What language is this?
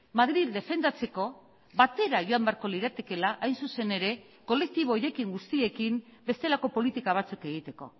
Basque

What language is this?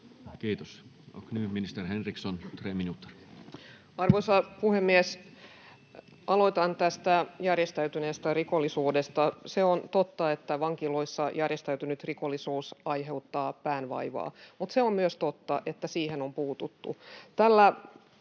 Finnish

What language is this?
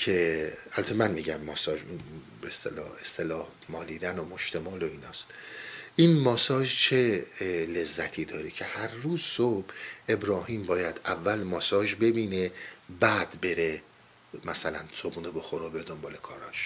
Persian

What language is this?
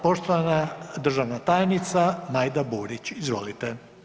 Croatian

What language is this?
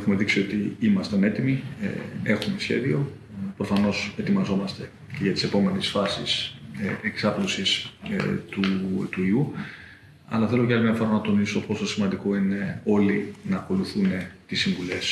Greek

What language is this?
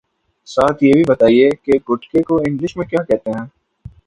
Urdu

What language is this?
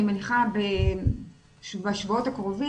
Hebrew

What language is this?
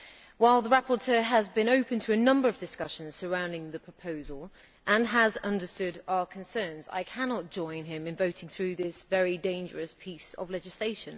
English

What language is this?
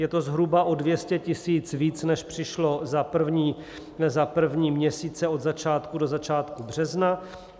Czech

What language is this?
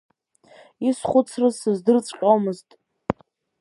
Abkhazian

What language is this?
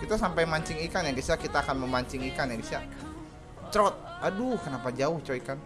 Indonesian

